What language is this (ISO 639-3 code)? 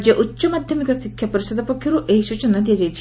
ori